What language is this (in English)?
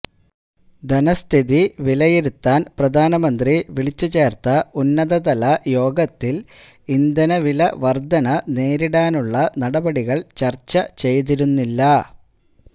Malayalam